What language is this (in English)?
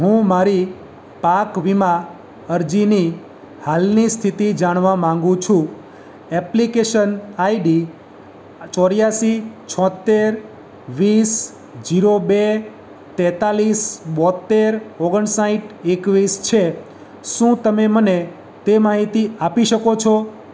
Gujarati